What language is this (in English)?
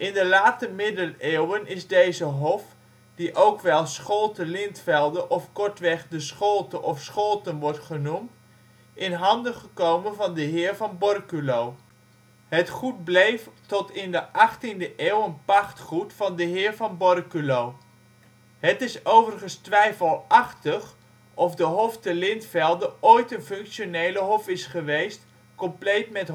Dutch